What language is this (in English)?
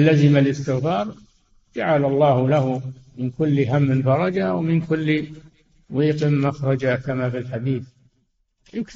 Arabic